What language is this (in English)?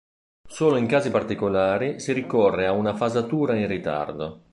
Italian